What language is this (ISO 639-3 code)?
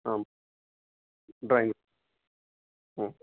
san